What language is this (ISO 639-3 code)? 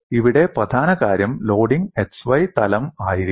mal